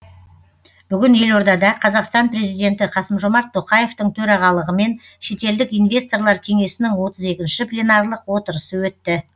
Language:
Kazakh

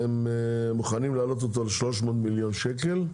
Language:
Hebrew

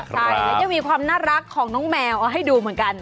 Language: Thai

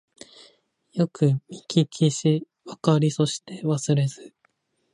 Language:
Japanese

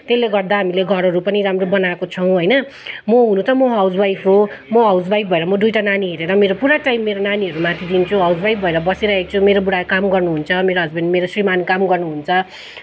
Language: Nepali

